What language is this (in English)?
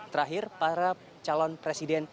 Indonesian